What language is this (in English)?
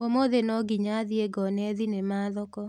Kikuyu